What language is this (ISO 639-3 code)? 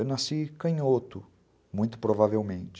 por